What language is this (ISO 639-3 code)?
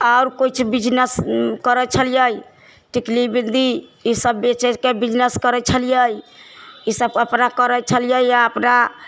mai